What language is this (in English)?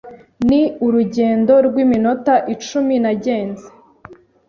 Kinyarwanda